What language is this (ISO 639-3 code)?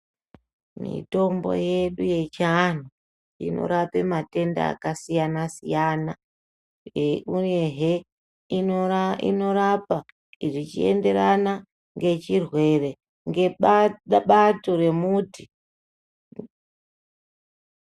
ndc